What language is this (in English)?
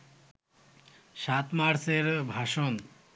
Bangla